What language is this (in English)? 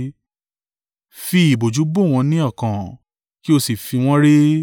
Yoruba